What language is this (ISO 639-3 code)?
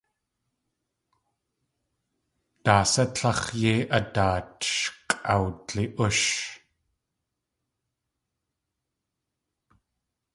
tli